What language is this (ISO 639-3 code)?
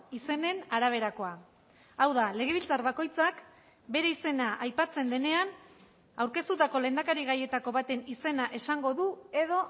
eus